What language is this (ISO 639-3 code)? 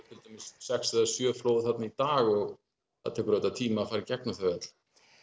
isl